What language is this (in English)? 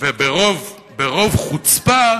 Hebrew